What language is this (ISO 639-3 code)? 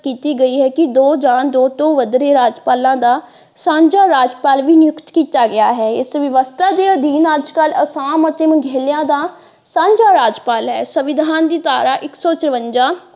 pan